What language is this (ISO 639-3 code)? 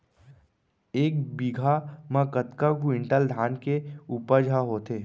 hne